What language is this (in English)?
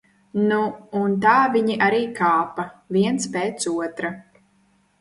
Latvian